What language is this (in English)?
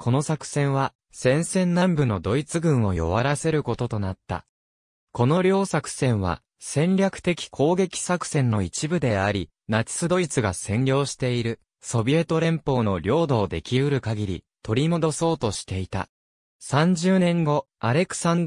Japanese